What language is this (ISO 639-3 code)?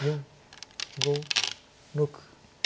jpn